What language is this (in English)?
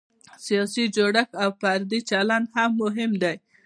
Pashto